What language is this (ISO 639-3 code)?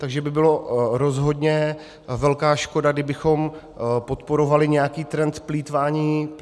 ces